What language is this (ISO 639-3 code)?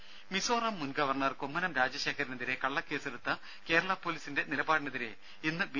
mal